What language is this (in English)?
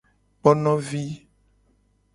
Gen